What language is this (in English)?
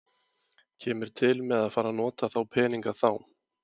Icelandic